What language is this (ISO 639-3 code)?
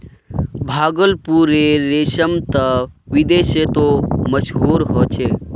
mag